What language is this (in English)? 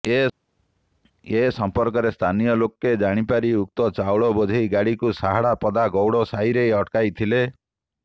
Odia